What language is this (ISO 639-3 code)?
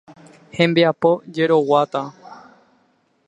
grn